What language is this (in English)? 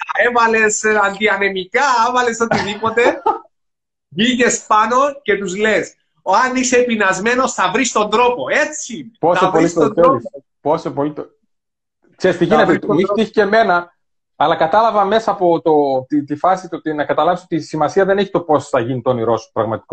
Greek